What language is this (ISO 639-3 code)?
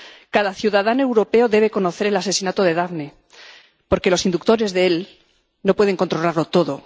spa